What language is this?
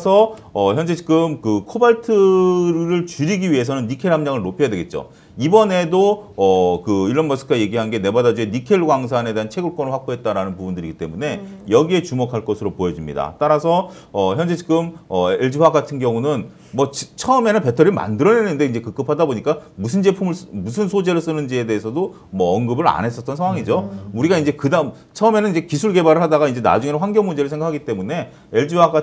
Korean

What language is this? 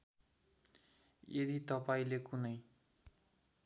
Nepali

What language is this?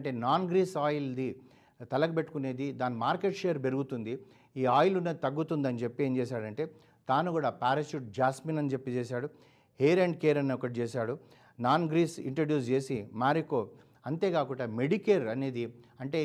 Telugu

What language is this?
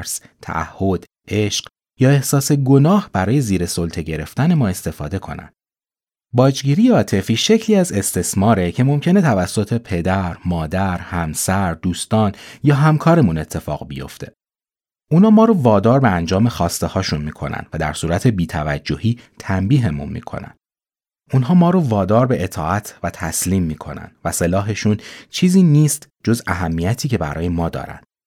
Persian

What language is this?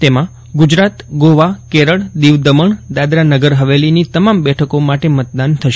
Gujarati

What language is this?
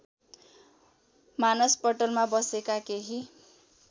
Nepali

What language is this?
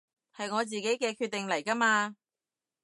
Cantonese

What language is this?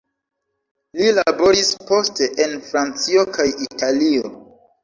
Esperanto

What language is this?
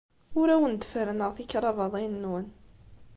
Kabyle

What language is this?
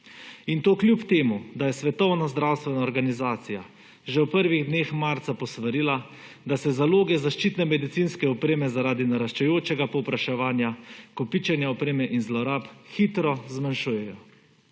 Slovenian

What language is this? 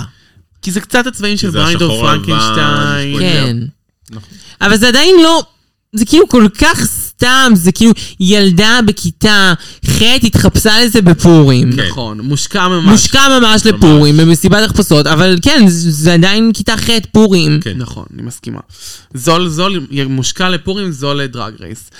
Hebrew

